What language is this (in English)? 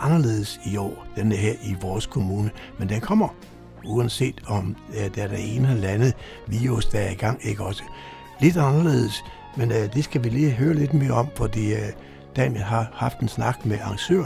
Danish